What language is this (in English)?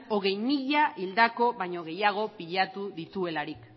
Basque